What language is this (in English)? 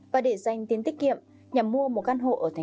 Vietnamese